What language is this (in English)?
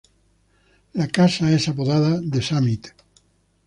Spanish